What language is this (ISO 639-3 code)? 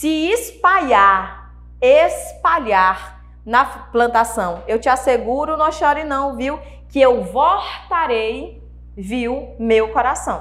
por